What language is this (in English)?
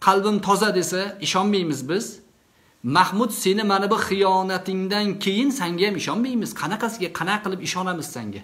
Turkish